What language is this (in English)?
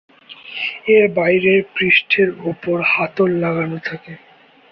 Bangla